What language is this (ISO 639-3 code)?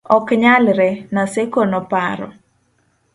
luo